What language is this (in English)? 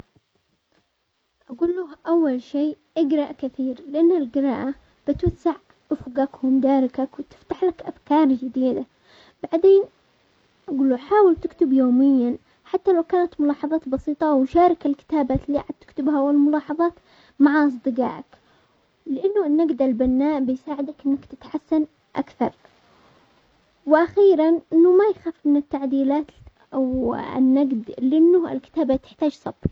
Omani Arabic